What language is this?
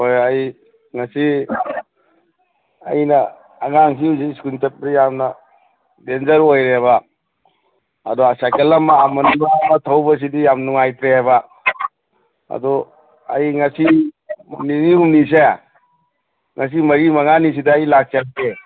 Manipuri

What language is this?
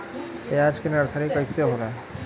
Bhojpuri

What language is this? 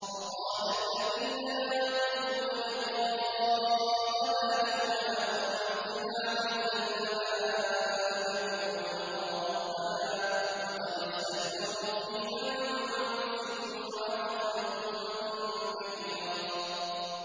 Arabic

